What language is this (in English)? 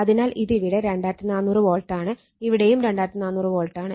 Malayalam